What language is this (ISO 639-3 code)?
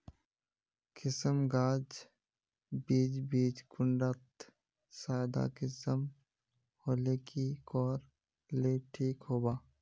mag